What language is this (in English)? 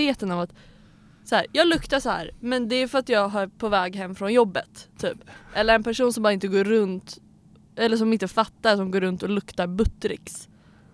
Swedish